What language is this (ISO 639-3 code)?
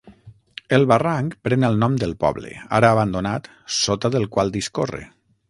cat